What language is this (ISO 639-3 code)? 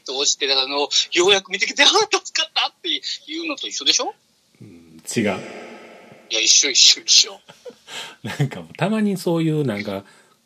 jpn